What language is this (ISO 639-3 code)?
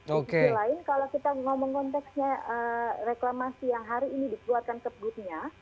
ind